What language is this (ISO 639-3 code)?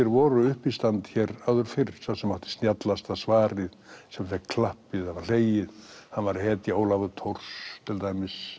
isl